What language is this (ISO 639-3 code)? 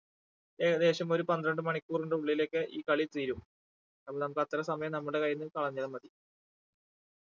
mal